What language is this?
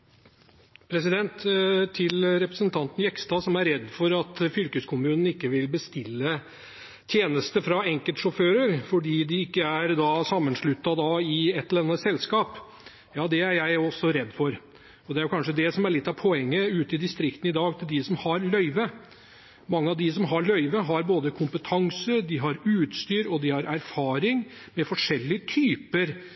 Norwegian Bokmål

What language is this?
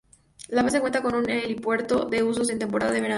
Spanish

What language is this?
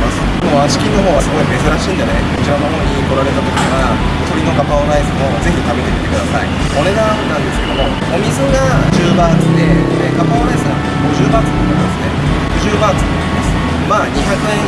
Japanese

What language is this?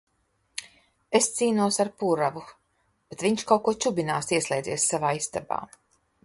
Latvian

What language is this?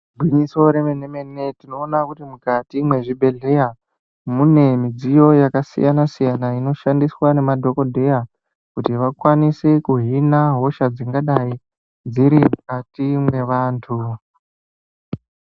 Ndau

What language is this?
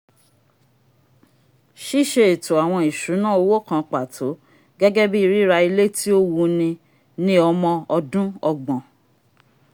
Yoruba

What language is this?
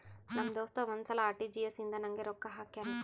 Kannada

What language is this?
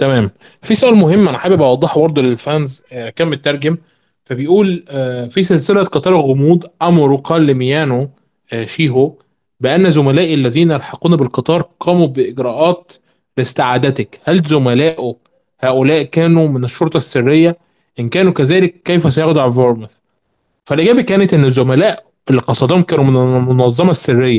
Arabic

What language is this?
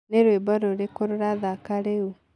Kikuyu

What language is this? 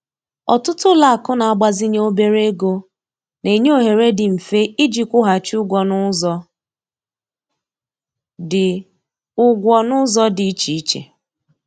Igbo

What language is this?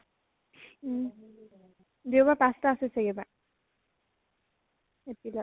Assamese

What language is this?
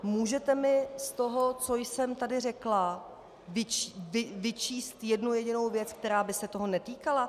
Czech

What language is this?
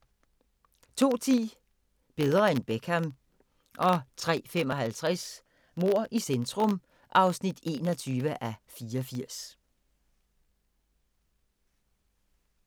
Danish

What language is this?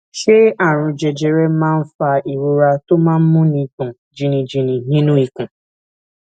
Yoruba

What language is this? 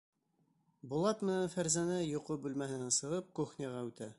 Bashkir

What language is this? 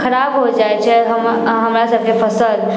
Maithili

